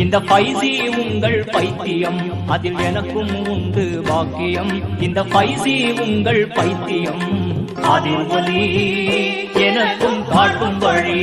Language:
Tamil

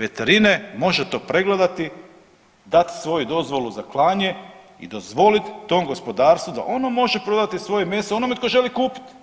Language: Croatian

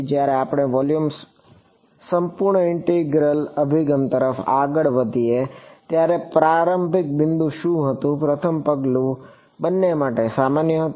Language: Gujarati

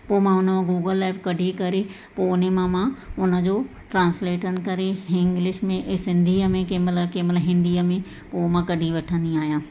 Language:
Sindhi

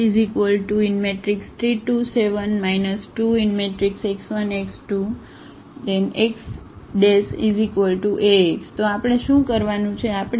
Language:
Gujarati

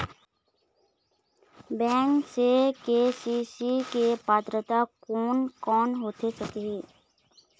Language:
Chhattisgarhi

